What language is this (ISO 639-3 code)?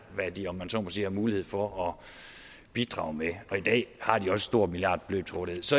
dan